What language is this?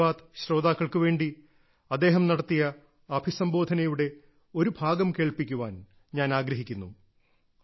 Malayalam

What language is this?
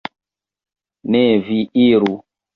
Esperanto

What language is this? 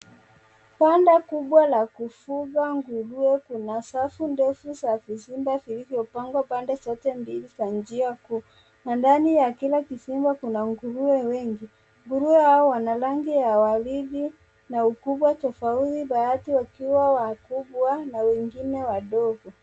Swahili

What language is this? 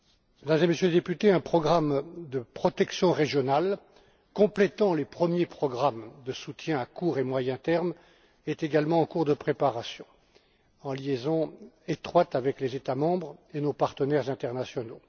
French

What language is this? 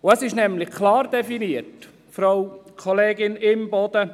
Swiss German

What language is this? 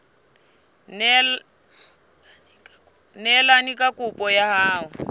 Southern Sotho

